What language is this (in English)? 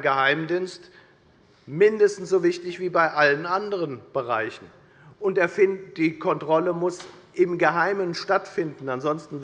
German